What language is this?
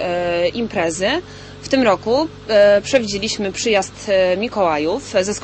Polish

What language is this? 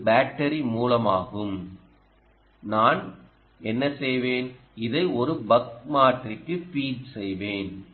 Tamil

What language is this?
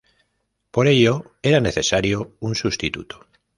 Spanish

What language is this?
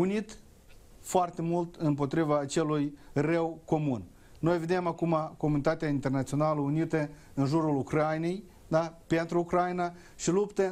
Romanian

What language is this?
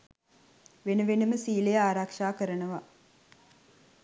Sinhala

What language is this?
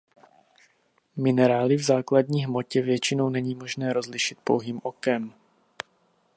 Czech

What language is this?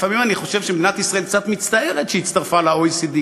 Hebrew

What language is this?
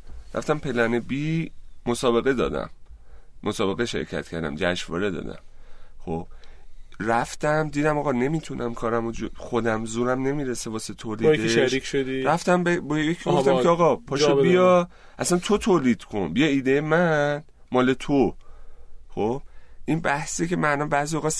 Persian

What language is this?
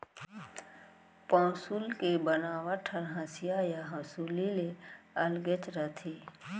Chhattisgarhi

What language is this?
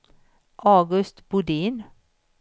Swedish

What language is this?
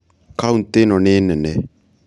Kikuyu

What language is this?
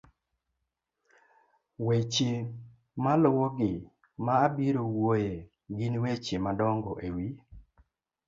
Luo (Kenya and Tanzania)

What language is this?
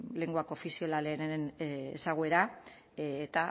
Basque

